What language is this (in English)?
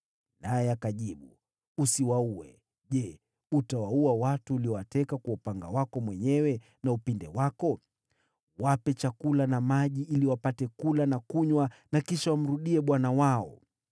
Swahili